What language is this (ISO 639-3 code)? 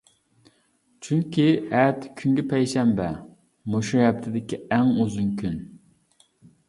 uig